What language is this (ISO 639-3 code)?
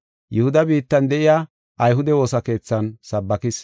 gof